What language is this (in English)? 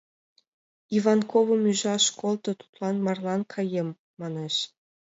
Mari